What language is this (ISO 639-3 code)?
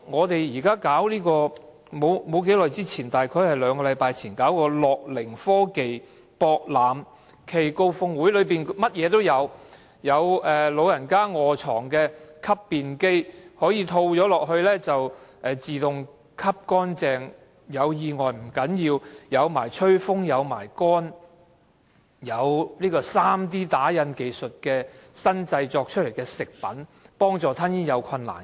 yue